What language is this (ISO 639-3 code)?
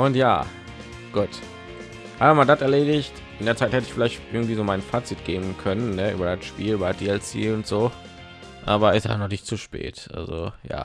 deu